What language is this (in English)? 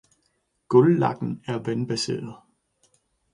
Danish